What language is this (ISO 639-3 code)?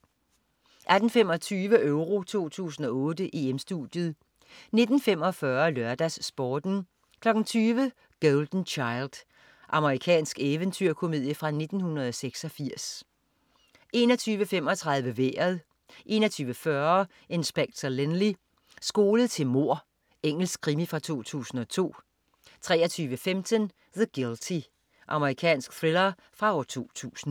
dan